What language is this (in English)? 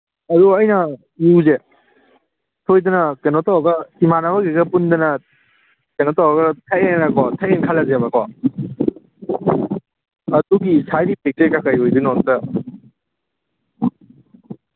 Manipuri